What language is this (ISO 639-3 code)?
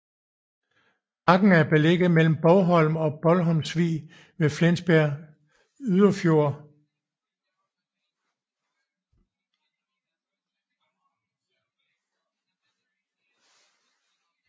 dan